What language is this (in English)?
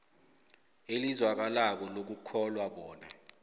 South Ndebele